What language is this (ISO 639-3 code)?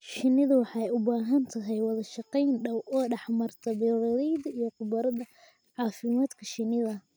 som